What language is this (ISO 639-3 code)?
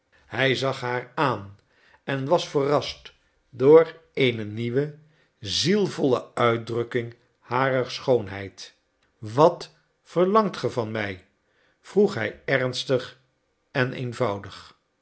nld